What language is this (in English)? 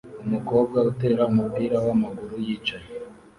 Kinyarwanda